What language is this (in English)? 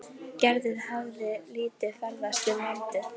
Icelandic